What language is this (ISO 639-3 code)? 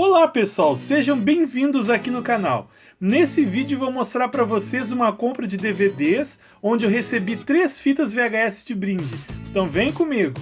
por